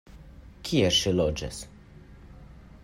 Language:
Esperanto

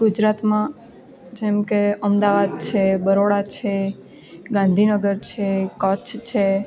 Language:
Gujarati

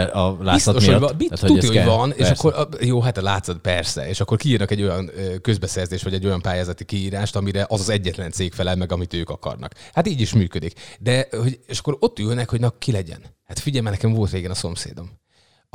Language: Hungarian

